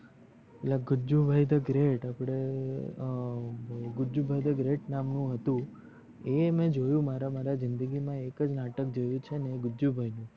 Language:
Gujarati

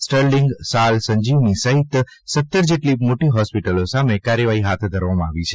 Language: Gujarati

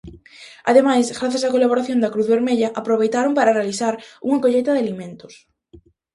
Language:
Galician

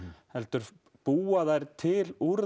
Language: Icelandic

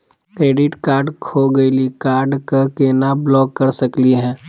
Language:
Magahi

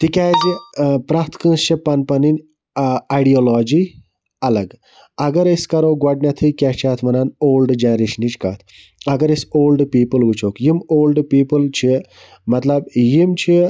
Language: Kashmiri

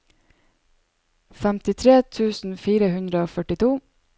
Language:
Norwegian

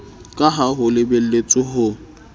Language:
Southern Sotho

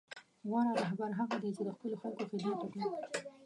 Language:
Pashto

